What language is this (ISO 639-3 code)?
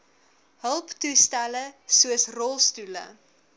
afr